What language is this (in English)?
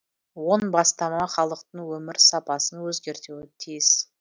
Kazakh